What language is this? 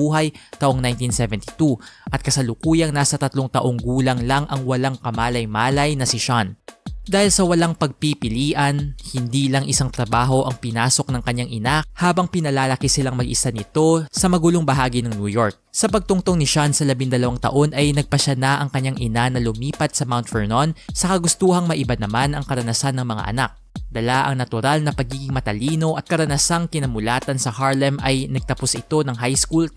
Filipino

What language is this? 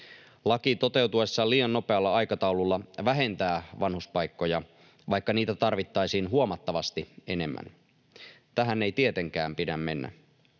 Finnish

